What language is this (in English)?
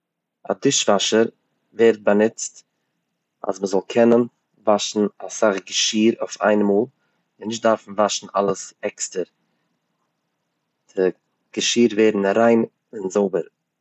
Yiddish